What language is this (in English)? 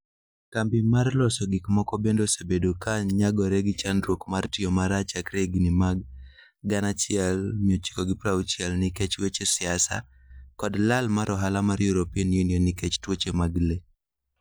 Luo (Kenya and Tanzania)